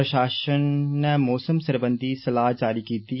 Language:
Dogri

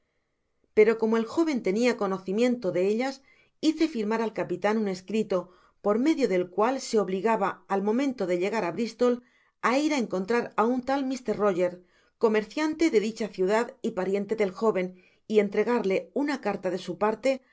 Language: Spanish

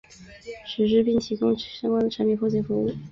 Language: Chinese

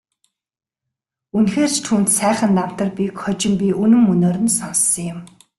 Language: Mongolian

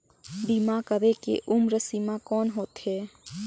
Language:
Chhattisgarhi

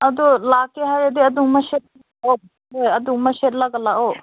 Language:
Manipuri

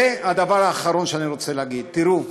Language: Hebrew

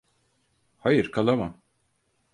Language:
Turkish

